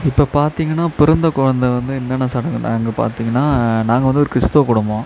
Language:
Tamil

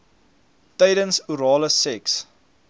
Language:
Afrikaans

